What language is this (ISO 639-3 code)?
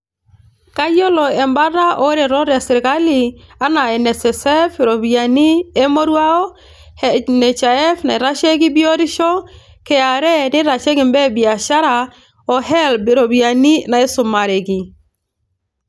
mas